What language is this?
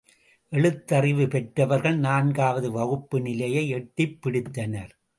Tamil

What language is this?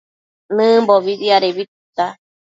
Matsés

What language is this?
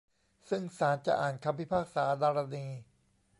Thai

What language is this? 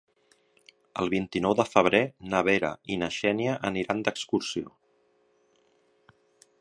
Catalan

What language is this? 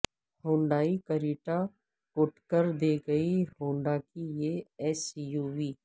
Urdu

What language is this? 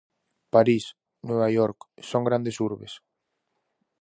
Galician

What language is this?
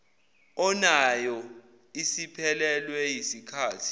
Zulu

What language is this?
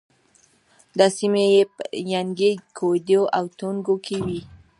Pashto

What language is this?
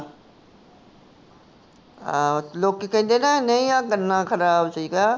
Punjabi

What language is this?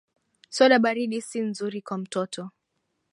Swahili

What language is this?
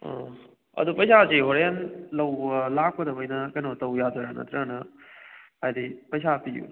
Manipuri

